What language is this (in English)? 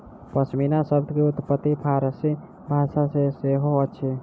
Maithili